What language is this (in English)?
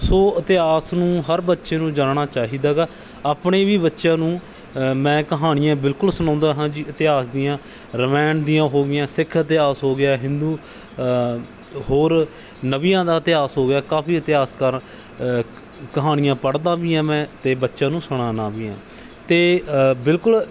Punjabi